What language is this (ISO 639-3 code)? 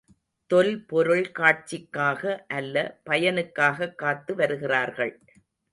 tam